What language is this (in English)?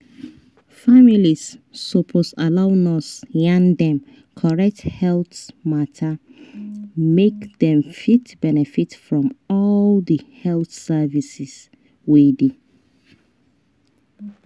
Nigerian Pidgin